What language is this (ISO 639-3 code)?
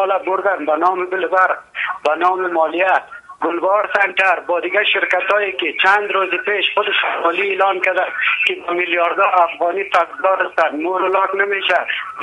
fas